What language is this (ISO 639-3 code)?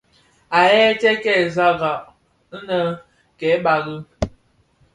ksf